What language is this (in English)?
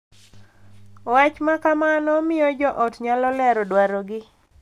Luo (Kenya and Tanzania)